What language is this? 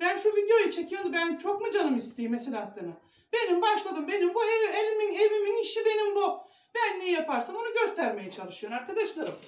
Turkish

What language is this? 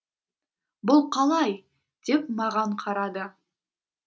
Kazakh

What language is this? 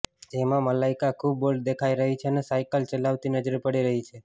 Gujarati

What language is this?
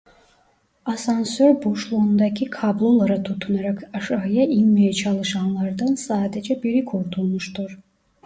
Turkish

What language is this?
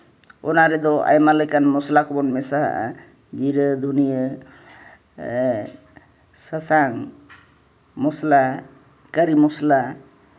Santali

